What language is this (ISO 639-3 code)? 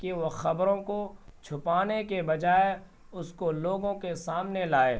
urd